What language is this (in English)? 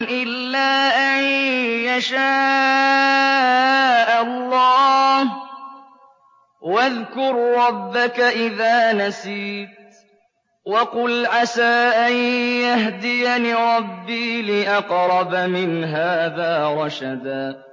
Arabic